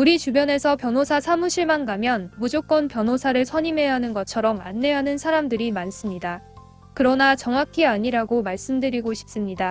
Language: Korean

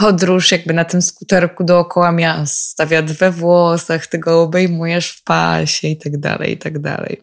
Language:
Polish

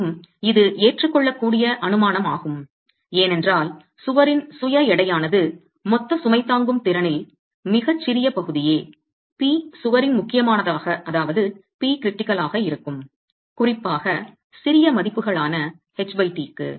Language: Tamil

